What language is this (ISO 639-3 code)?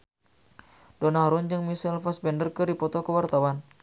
sun